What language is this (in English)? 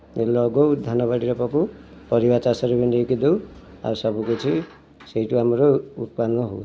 Odia